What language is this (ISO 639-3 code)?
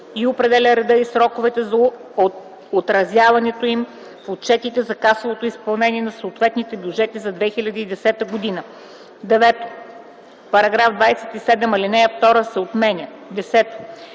bul